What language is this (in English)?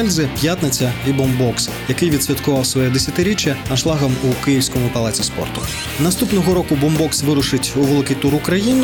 Ukrainian